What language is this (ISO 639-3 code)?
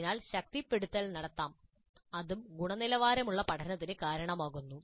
mal